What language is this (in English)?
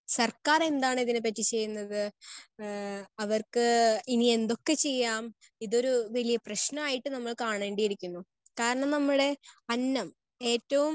Malayalam